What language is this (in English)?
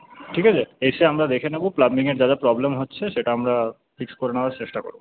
Bangla